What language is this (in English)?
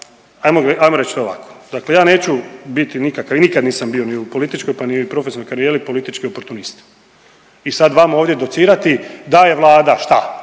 Croatian